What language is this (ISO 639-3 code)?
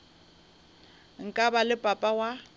nso